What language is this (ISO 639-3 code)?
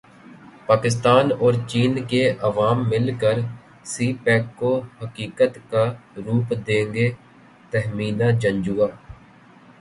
urd